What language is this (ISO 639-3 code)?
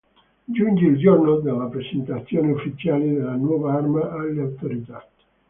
ita